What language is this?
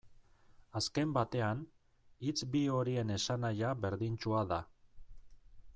Basque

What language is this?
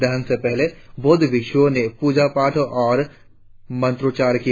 Hindi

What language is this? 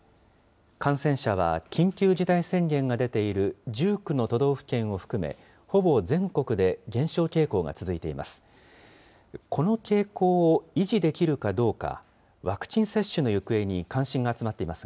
Japanese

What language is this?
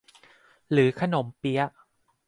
Thai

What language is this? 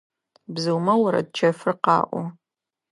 Adyghe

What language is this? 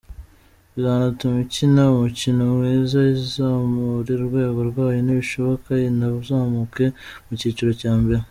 Kinyarwanda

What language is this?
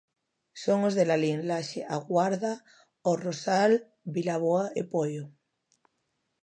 Galician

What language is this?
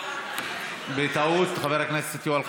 Hebrew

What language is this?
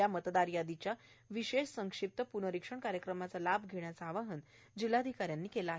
Marathi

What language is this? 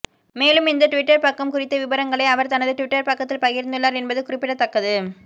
Tamil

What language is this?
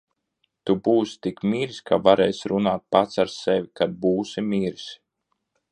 Latvian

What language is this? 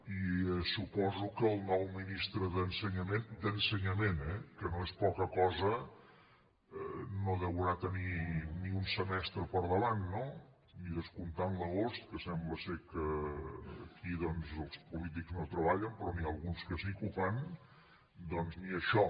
Catalan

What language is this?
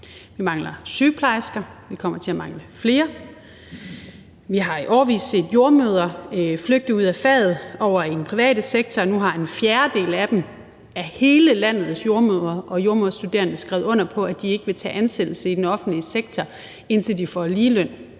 Danish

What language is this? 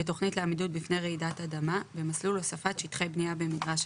Hebrew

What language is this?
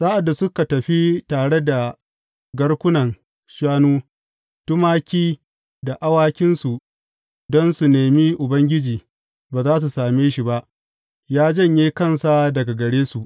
Hausa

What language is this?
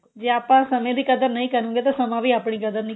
Punjabi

